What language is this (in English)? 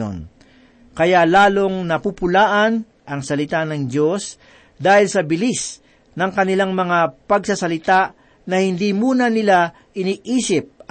Filipino